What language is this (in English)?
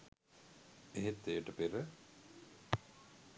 Sinhala